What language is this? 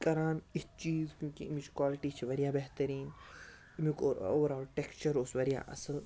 Kashmiri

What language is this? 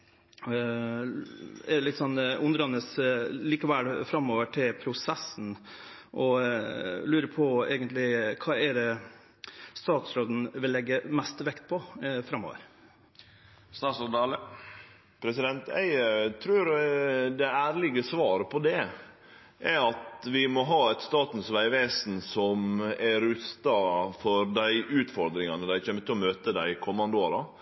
Norwegian Nynorsk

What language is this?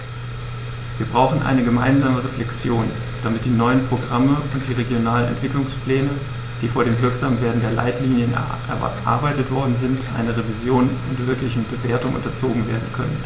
German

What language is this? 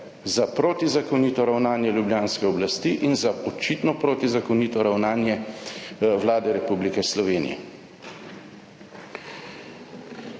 Slovenian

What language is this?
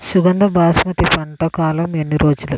Telugu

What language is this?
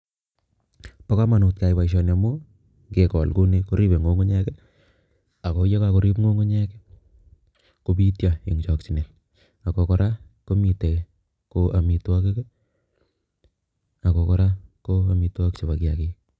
Kalenjin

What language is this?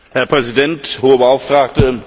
German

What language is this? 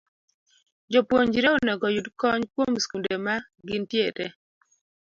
Luo (Kenya and Tanzania)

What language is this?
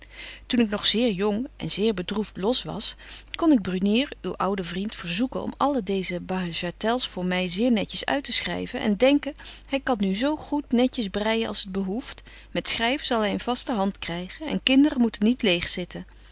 Dutch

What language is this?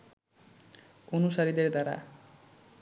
Bangla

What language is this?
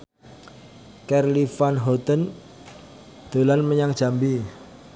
Javanese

